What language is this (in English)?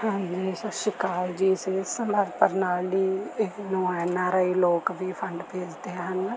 Punjabi